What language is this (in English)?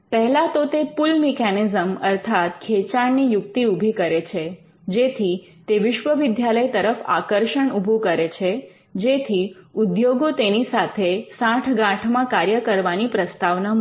Gujarati